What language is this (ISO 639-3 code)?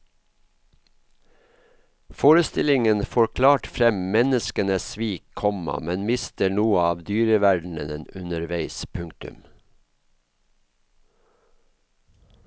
nor